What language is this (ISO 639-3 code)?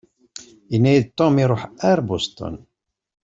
kab